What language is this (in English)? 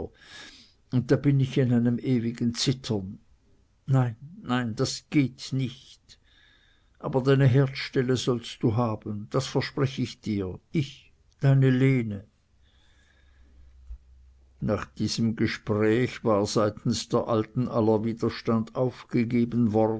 German